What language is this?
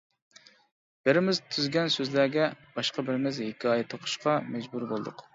Uyghur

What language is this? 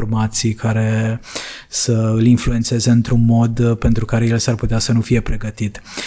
Romanian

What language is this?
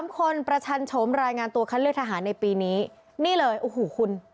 Thai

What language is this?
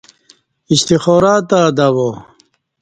Kati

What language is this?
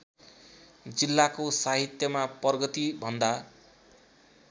Nepali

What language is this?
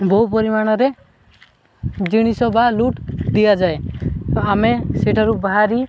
Odia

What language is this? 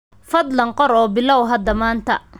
Somali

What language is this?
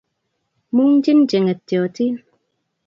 Kalenjin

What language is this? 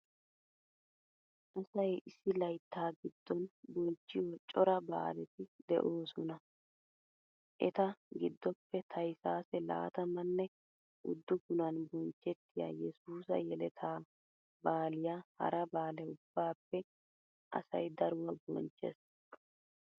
Wolaytta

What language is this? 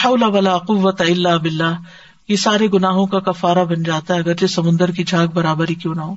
Urdu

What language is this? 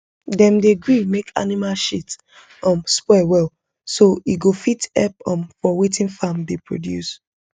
Nigerian Pidgin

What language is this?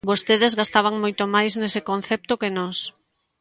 Galician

